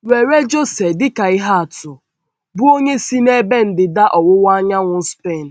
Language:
Igbo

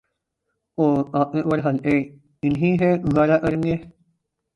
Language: Urdu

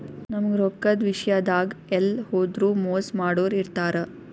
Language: Kannada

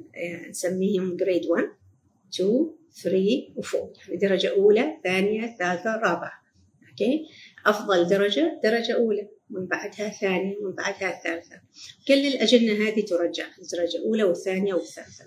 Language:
Arabic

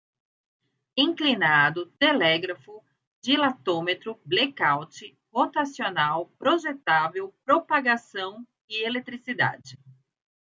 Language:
Portuguese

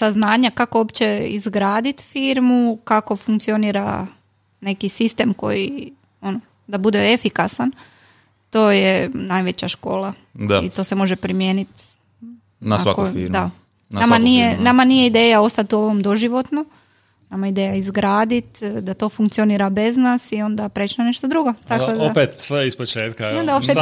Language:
Croatian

